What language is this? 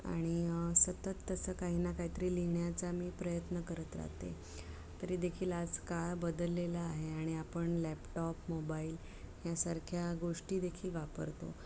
Marathi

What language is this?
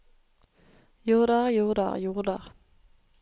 Norwegian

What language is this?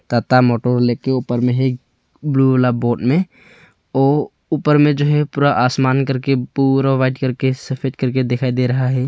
Hindi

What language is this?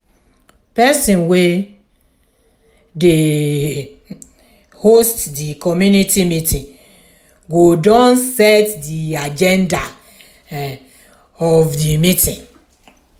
Nigerian Pidgin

